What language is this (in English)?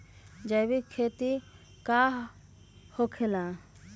Magahi